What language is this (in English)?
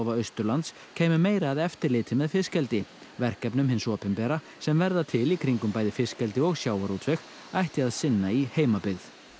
Icelandic